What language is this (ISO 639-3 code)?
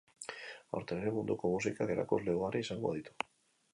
eus